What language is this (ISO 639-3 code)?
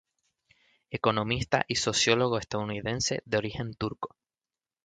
spa